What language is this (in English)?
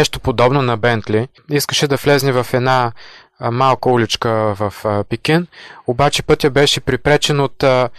Bulgarian